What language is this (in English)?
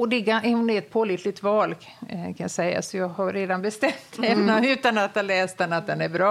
Swedish